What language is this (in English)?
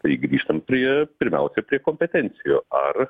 Lithuanian